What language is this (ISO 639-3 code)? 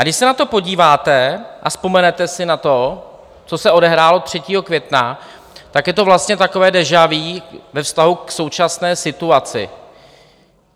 ces